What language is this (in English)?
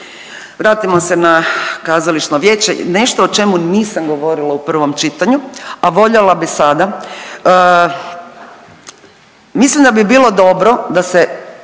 Croatian